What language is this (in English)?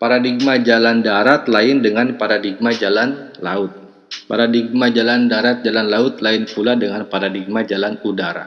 Indonesian